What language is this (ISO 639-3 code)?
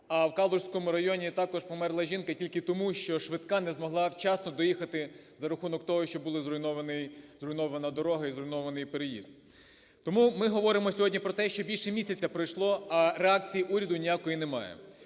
ukr